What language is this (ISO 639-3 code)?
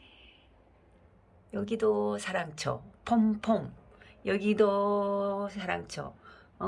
kor